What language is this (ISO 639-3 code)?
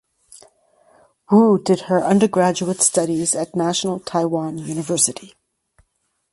eng